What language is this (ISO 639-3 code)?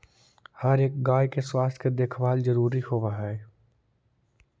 mag